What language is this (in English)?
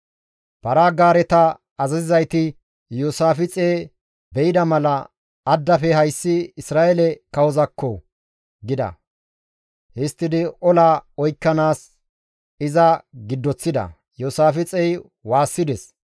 Gamo